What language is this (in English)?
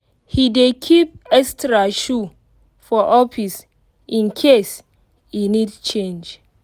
Nigerian Pidgin